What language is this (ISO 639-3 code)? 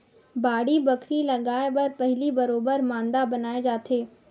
hne